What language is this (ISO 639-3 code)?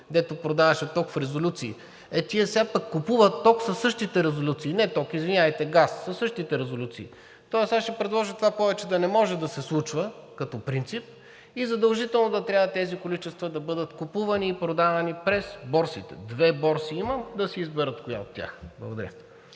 bul